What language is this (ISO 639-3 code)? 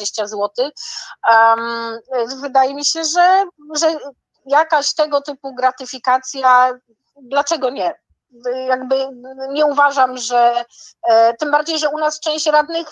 pol